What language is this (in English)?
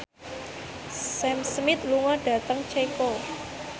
Javanese